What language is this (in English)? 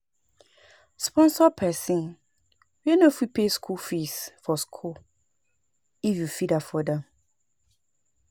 Nigerian Pidgin